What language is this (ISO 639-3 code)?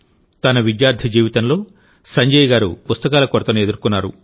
tel